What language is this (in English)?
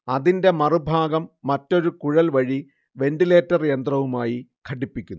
Malayalam